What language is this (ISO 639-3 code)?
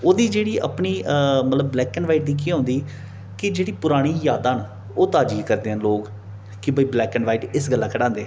doi